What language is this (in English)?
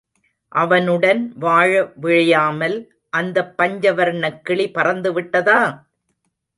Tamil